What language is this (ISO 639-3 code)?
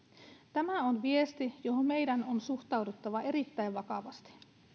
fin